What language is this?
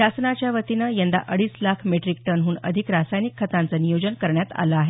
Marathi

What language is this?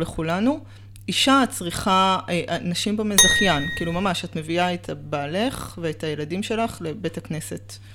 Hebrew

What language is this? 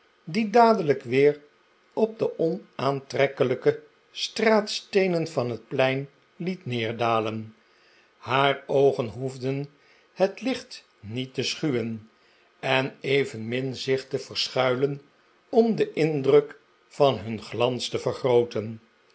Dutch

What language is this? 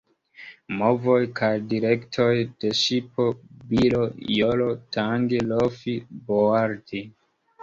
Esperanto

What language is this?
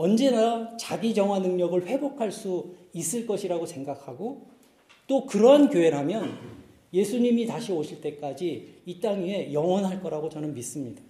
Korean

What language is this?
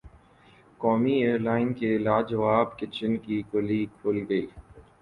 Urdu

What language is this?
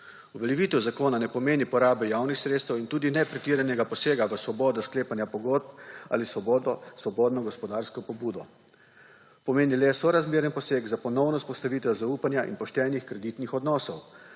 Slovenian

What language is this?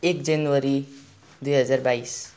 Nepali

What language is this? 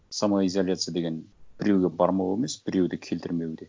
Kazakh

